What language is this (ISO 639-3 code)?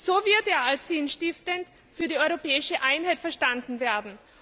deu